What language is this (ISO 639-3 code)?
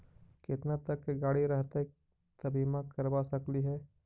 mag